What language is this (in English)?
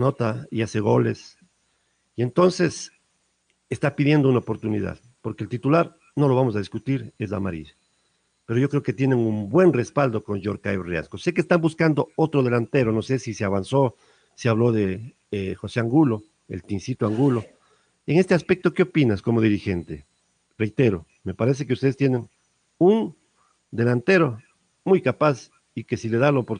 Spanish